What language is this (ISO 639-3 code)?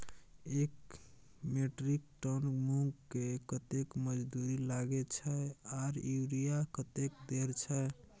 mai